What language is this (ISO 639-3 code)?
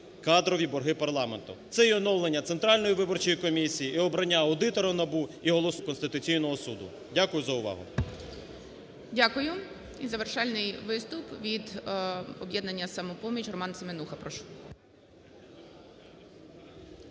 ukr